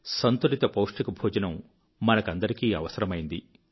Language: Telugu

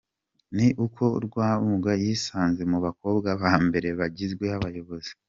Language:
Kinyarwanda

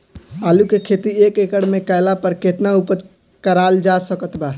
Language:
Bhojpuri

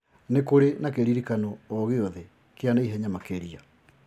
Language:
Kikuyu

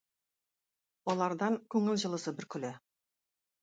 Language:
Tatar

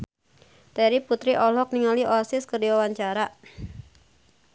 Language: Sundanese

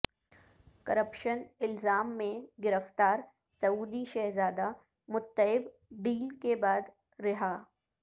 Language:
Urdu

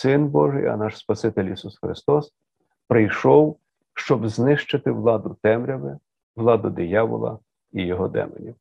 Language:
Ukrainian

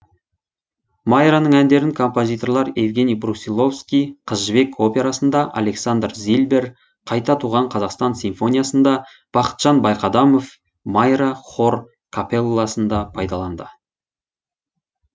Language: Kazakh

